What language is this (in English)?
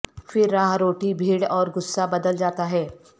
Urdu